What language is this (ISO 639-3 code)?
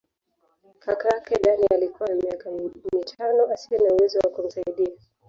swa